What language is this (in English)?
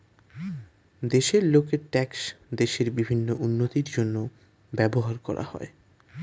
Bangla